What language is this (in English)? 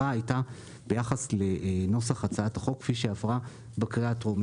Hebrew